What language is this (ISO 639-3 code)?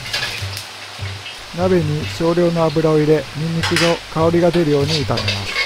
jpn